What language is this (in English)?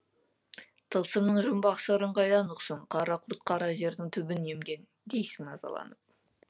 Kazakh